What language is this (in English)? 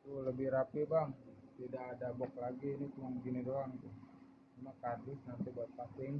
Indonesian